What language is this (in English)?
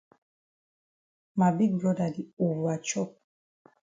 Cameroon Pidgin